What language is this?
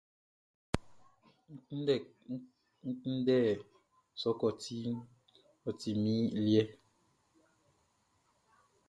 Baoulé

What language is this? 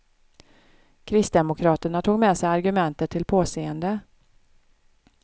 Swedish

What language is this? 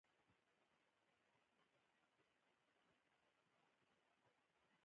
Pashto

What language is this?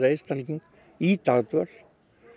Icelandic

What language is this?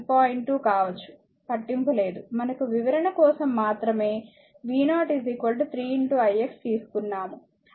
Telugu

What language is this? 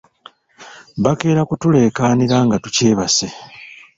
Ganda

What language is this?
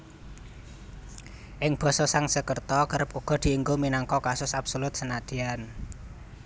Javanese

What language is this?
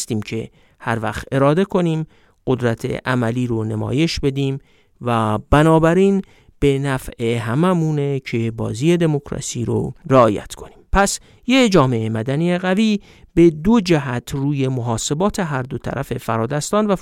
Persian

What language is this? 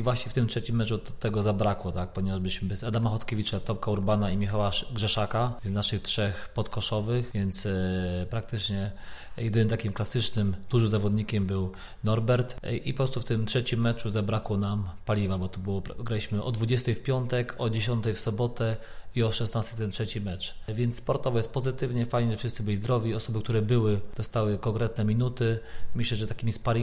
Polish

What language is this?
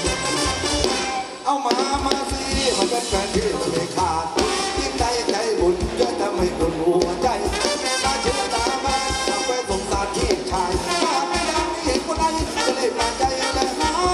Thai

